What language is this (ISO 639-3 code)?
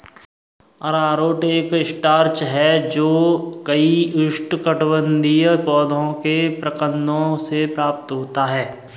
hin